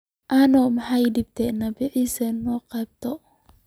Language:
Somali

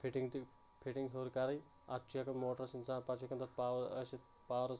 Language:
Kashmiri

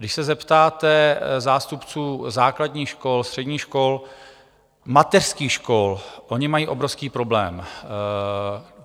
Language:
Czech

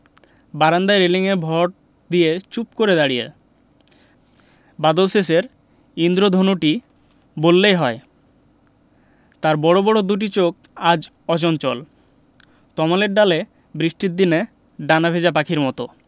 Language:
Bangla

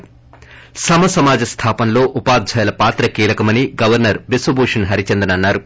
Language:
Telugu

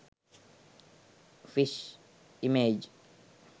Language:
Sinhala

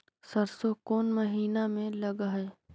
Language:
Magahi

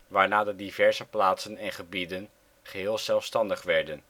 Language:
Dutch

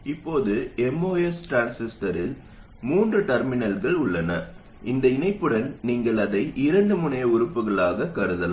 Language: Tamil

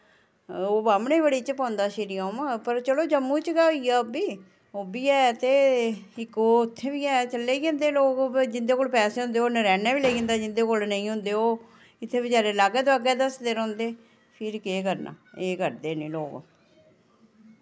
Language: Dogri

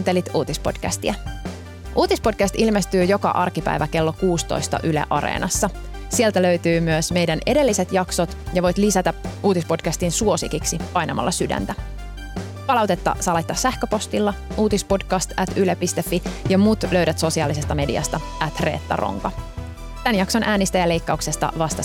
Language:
Finnish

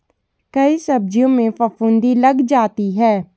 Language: Hindi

